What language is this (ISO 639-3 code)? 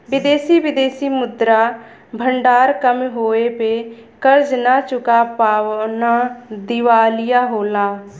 bho